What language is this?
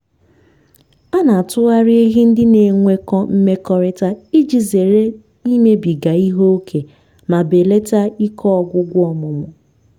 Igbo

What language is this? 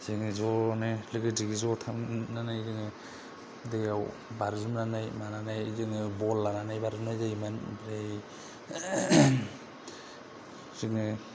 Bodo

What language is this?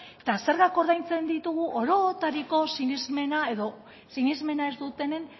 Basque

